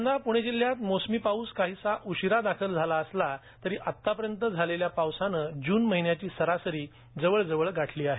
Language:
Marathi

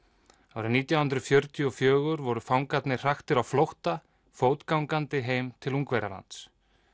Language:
Icelandic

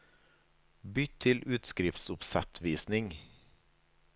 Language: Norwegian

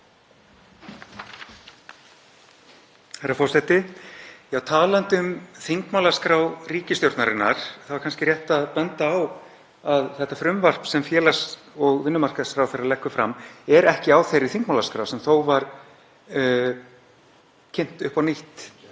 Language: Icelandic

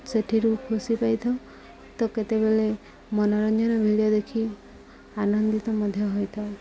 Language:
Odia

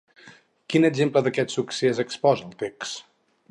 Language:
Catalan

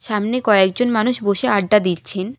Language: Bangla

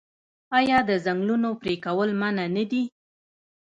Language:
Pashto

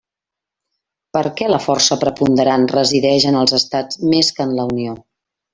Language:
Catalan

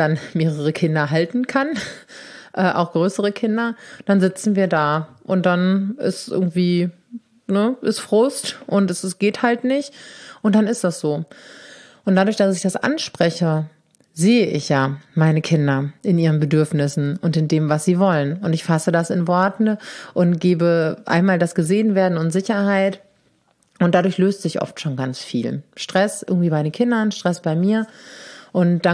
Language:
German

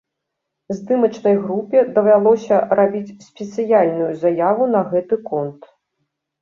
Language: Belarusian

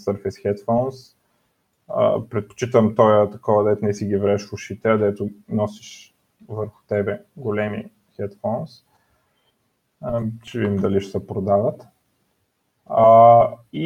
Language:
Bulgarian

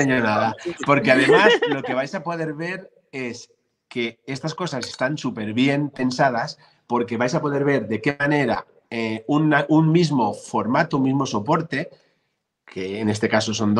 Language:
Spanish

